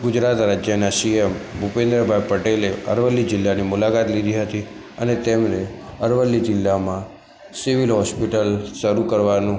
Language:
Gujarati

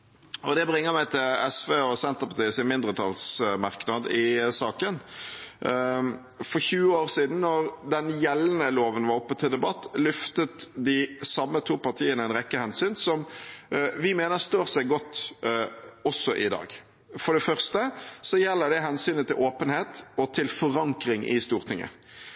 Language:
Norwegian Bokmål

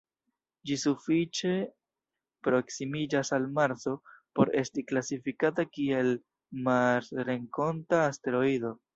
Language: Esperanto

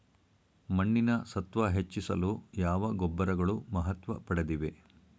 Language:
Kannada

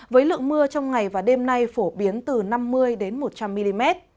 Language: Vietnamese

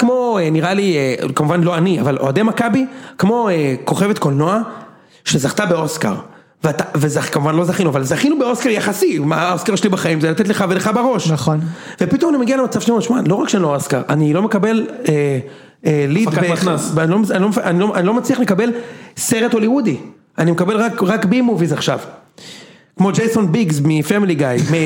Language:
Hebrew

